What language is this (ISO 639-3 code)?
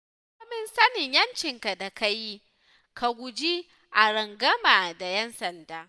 hau